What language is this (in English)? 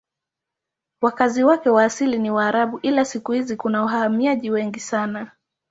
Swahili